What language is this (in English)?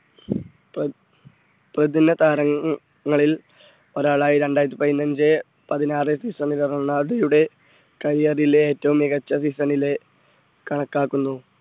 Malayalam